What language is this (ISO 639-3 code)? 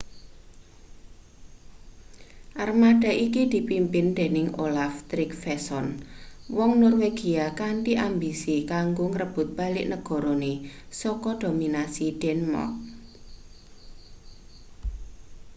jav